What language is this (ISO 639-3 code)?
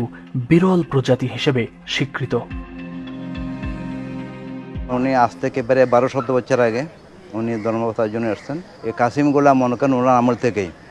ben